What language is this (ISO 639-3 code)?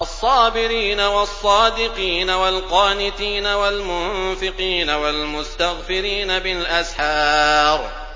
ara